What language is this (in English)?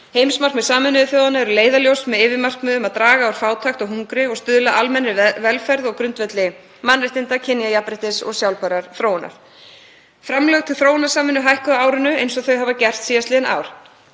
Icelandic